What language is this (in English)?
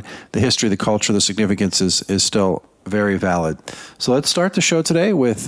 English